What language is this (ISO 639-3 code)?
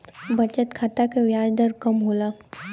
bho